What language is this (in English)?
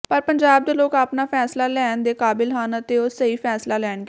Punjabi